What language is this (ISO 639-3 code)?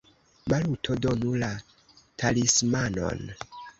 epo